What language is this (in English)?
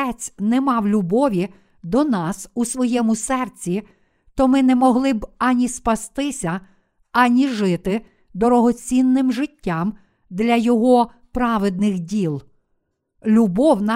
Ukrainian